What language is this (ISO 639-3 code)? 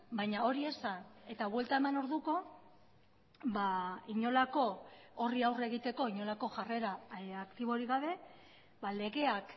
eus